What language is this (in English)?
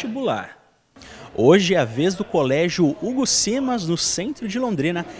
Portuguese